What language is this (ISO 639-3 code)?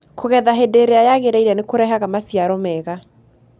kik